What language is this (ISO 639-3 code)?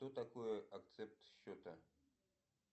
rus